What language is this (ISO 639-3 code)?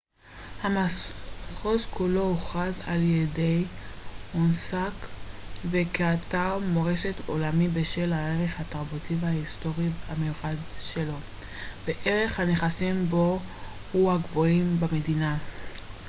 heb